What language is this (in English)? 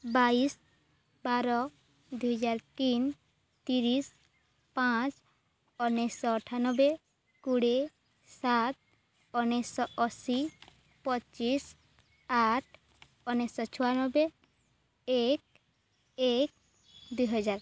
Odia